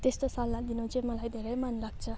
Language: Nepali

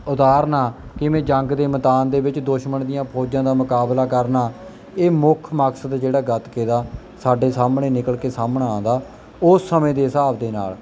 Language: Punjabi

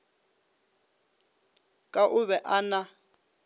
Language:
Northern Sotho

